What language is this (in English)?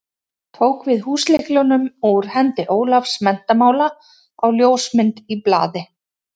Icelandic